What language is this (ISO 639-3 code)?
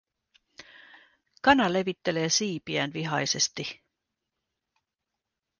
fin